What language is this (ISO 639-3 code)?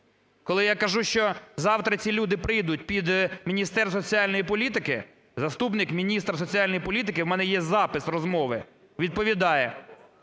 ukr